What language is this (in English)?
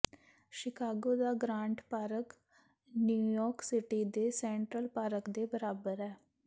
Punjabi